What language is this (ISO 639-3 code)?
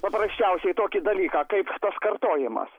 lit